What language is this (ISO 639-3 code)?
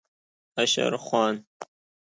fas